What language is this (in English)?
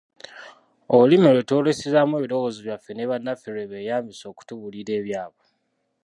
Ganda